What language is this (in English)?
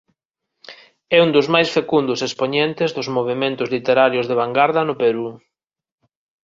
Galician